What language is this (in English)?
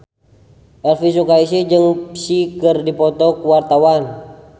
Sundanese